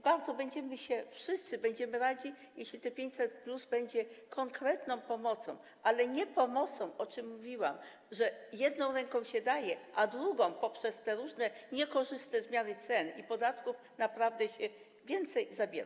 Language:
Polish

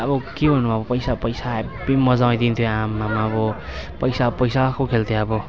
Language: Nepali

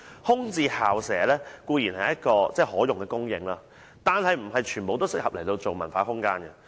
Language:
Cantonese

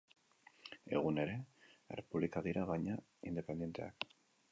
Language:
Basque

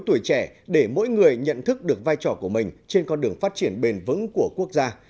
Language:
Vietnamese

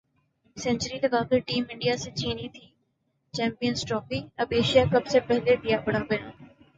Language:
Urdu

